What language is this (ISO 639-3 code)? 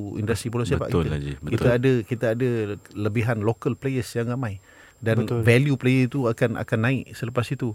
msa